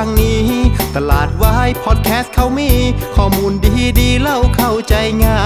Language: Thai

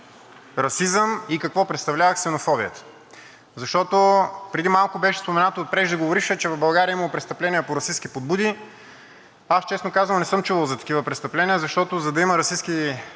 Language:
Bulgarian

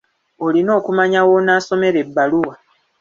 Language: Ganda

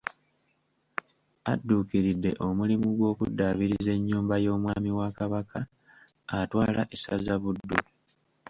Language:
Ganda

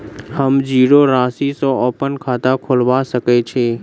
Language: Maithili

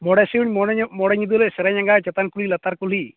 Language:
Santali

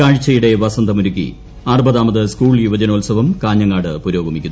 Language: Malayalam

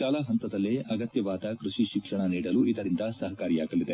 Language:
Kannada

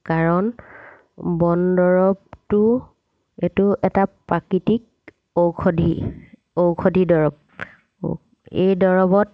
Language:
Assamese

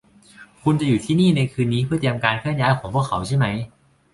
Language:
Thai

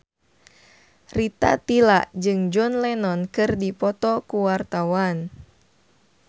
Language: Sundanese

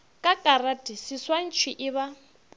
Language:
Northern Sotho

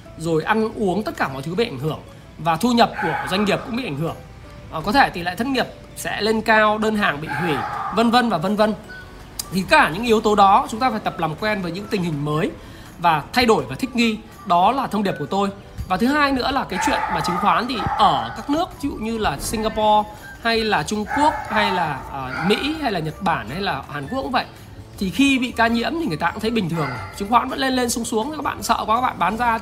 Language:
Vietnamese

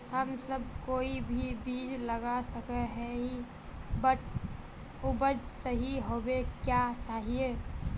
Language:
Magahi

